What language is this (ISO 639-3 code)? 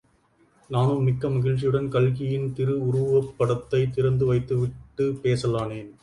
tam